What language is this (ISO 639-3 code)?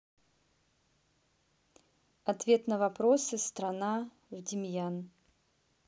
rus